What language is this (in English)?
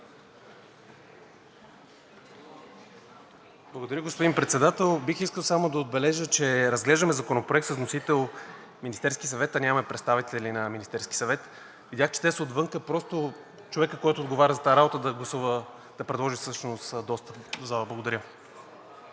Bulgarian